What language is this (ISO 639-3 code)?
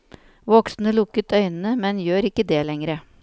nor